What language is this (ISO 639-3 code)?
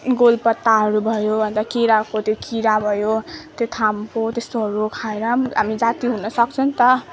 nep